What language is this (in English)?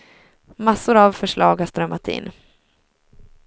Swedish